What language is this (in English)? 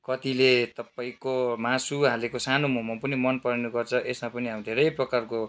Nepali